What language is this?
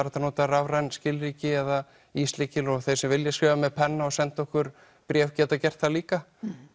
Icelandic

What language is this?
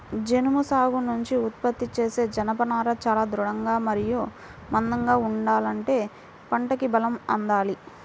Telugu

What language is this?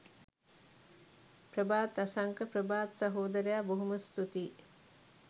Sinhala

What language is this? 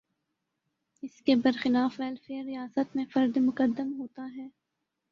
Urdu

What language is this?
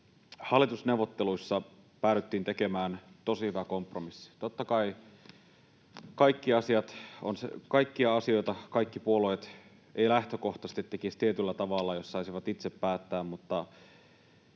Finnish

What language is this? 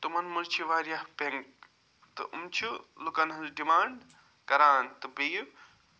Kashmiri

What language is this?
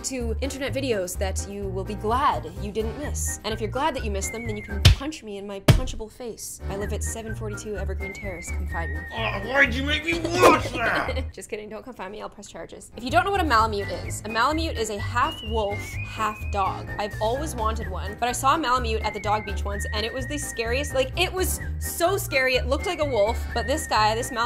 English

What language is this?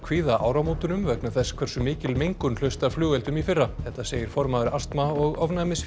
Icelandic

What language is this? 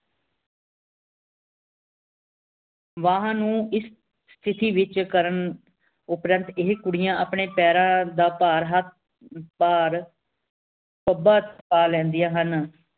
Punjabi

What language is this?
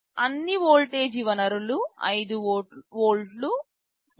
Telugu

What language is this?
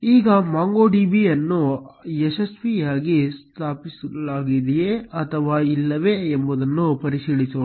Kannada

